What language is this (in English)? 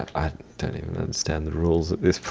English